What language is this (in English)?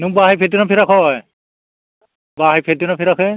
Bodo